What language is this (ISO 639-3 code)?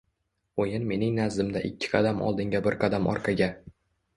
uzb